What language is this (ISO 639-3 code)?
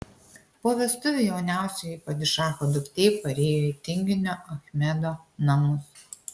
lit